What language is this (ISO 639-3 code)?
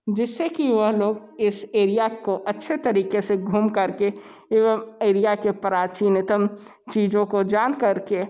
hin